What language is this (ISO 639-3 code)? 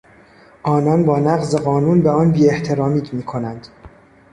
fas